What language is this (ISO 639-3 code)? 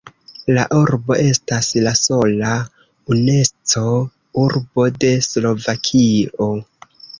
epo